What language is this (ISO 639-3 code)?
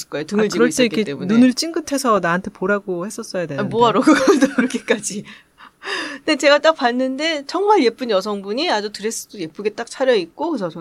kor